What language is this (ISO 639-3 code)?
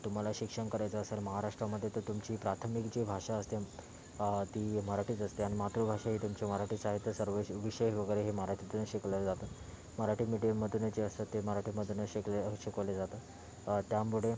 mar